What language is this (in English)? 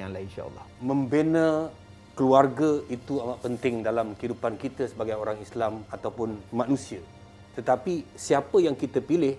Malay